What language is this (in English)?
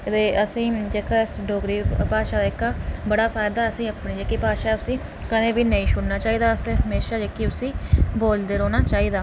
Dogri